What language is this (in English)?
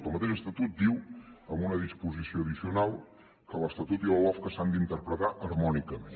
Catalan